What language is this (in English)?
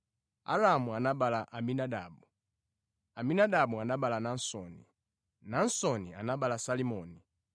Nyanja